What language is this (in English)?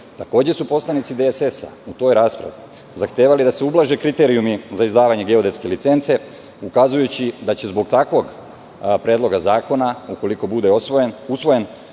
Serbian